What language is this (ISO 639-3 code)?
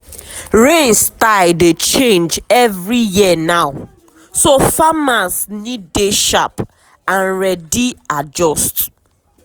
pcm